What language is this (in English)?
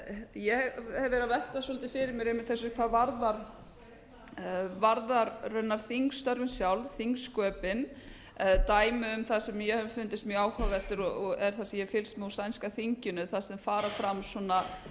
Icelandic